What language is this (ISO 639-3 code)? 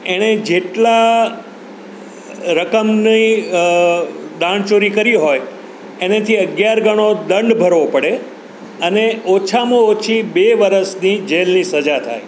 guj